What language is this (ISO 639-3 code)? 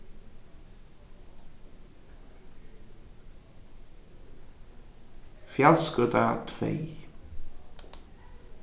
fao